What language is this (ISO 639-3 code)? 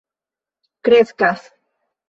epo